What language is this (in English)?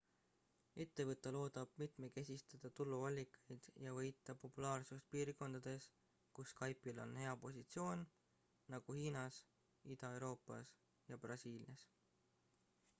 Estonian